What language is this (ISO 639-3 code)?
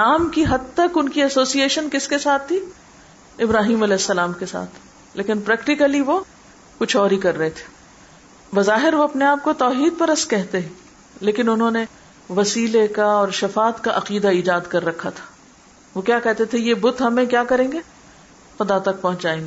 urd